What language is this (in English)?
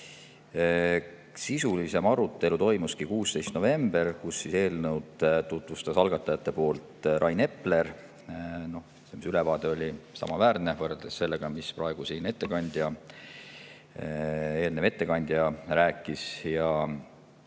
Estonian